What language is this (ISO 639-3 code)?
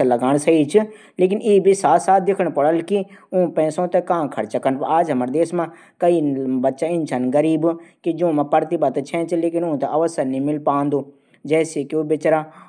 gbm